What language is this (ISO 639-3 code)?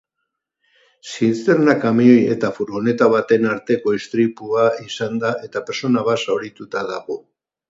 eus